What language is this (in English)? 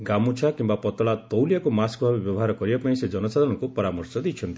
Odia